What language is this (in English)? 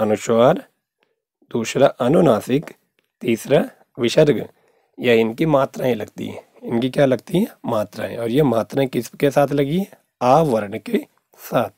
Hindi